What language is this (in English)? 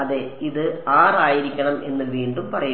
Malayalam